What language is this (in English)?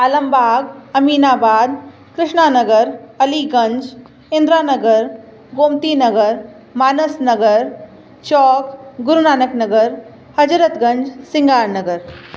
Sindhi